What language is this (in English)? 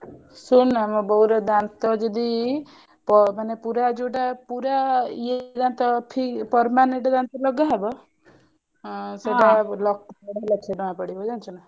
Odia